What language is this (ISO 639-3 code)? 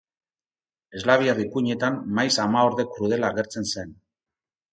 eus